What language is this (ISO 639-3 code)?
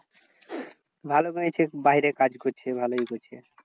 ben